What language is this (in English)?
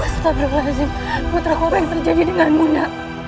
Indonesian